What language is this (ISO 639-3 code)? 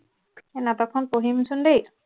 asm